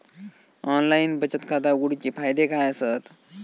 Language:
Marathi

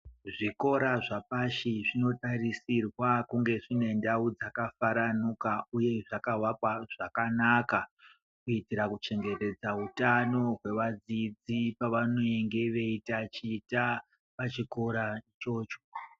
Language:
Ndau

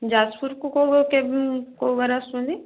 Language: Odia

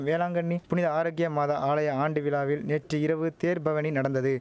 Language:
Tamil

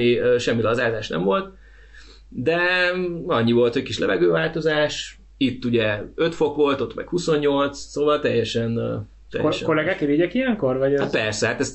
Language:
Hungarian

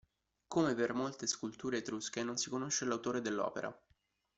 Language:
Italian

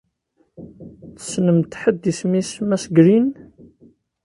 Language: Kabyle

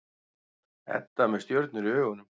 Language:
Icelandic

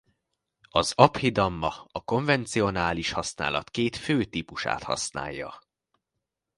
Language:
Hungarian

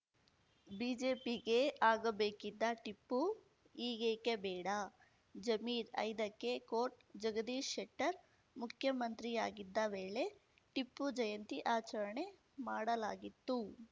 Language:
Kannada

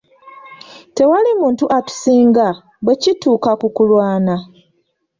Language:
Ganda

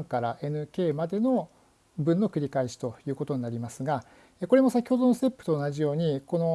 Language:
Japanese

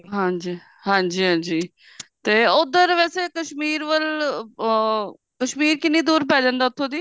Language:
Punjabi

